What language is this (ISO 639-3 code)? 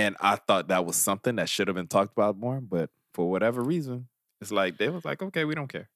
eng